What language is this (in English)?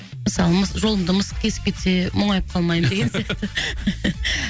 Kazakh